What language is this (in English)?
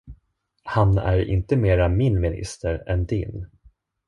Swedish